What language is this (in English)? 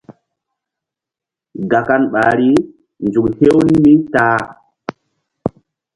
Mbum